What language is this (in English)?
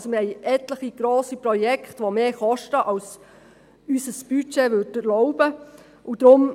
Swiss German